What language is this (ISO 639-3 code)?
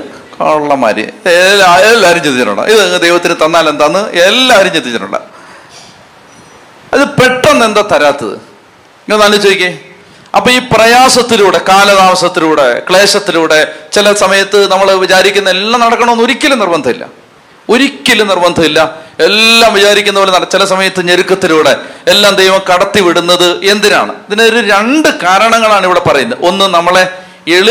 mal